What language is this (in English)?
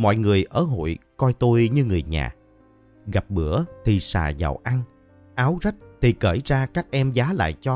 Vietnamese